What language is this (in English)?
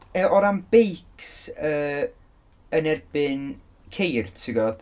Welsh